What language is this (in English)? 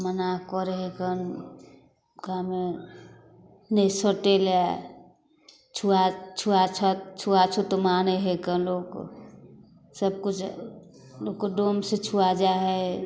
Maithili